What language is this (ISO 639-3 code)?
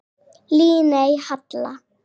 isl